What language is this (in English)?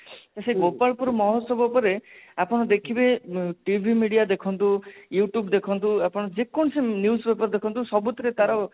Odia